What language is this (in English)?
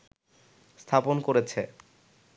Bangla